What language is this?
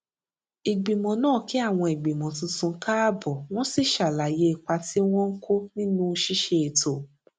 Yoruba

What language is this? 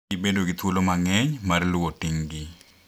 Luo (Kenya and Tanzania)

